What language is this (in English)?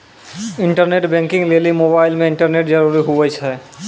Maithili